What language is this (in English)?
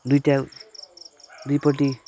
Nepali